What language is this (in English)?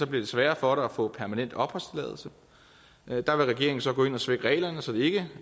Danish